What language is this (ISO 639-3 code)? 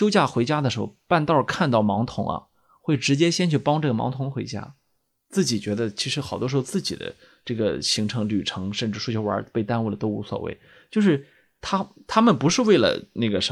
zho